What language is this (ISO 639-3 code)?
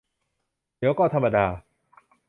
tha